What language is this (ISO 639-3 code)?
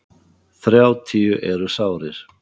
isl